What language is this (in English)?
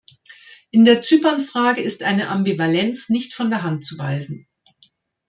German